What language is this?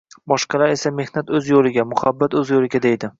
Uzbek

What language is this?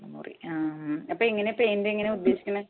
Malayalam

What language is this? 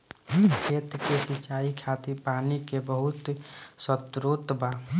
Bhojpuri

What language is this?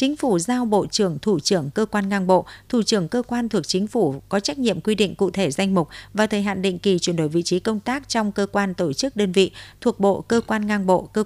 Vietnamese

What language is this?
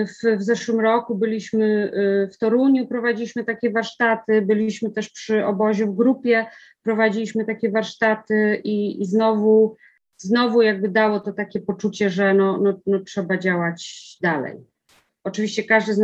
Polish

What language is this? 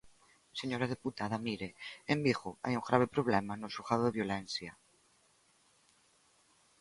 Galician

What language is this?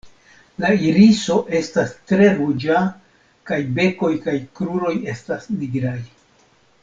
Esperanto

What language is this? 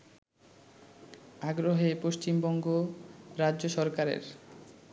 Bangla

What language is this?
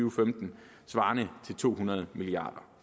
Danish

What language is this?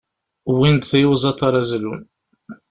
Kabyle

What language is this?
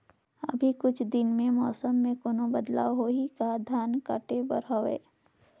Chhattisgarhi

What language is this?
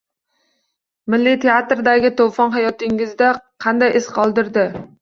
Uzbek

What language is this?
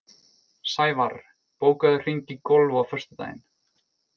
Icelandic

